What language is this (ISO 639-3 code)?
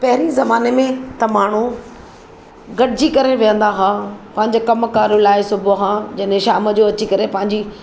snd